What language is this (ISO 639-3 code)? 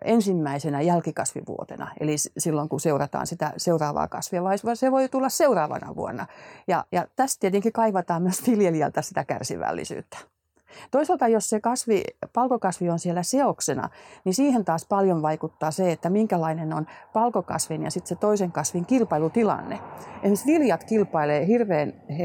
fin